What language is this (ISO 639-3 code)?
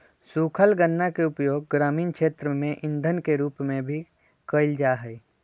mag